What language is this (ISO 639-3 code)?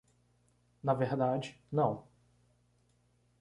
por